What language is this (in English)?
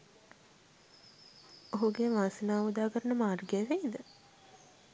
Sinhala